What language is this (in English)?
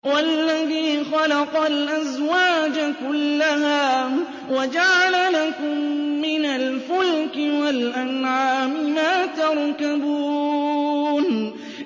Arabic